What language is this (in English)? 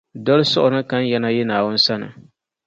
Dagbani